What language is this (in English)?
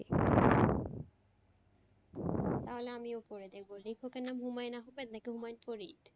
Bangla